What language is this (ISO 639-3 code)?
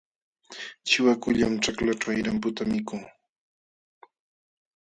qxw